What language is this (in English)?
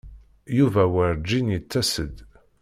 Kabyle